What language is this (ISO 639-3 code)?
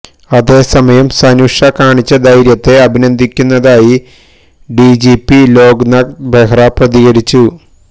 mal